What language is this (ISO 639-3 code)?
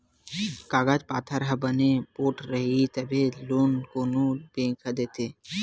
hne